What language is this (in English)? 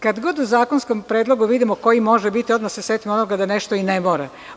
Serbian